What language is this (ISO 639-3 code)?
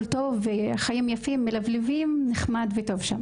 heb